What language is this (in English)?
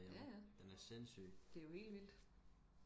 Danish